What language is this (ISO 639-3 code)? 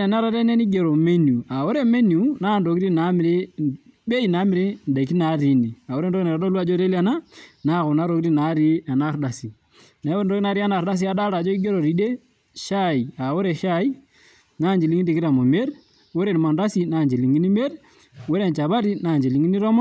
mas